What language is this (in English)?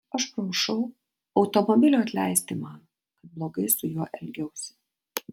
Lithuanian